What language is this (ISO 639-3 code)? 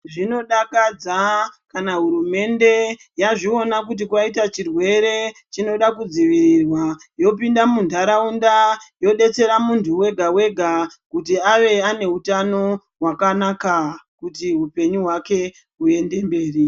ndc